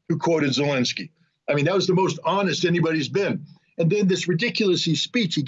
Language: English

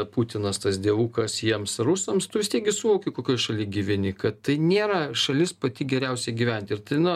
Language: Lithuanian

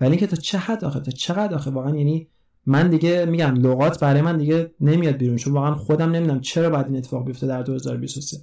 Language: Persian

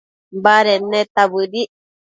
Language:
Matsés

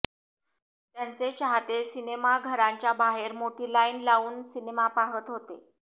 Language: Marathi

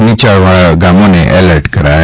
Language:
Gujarati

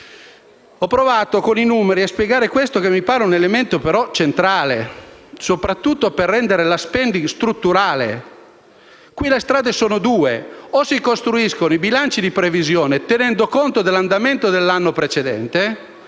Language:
Italian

